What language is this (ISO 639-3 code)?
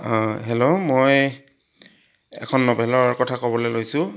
asm